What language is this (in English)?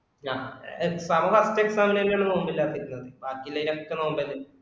Malayalam